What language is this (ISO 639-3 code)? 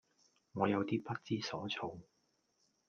yue